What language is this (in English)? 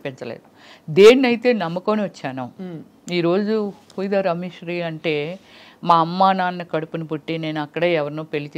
Telugu